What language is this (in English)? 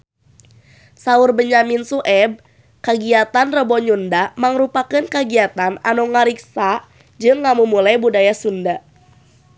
Sundanese